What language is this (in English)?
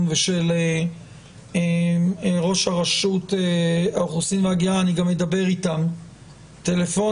Hebrew